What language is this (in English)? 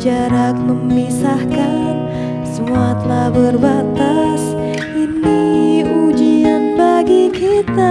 Indonesian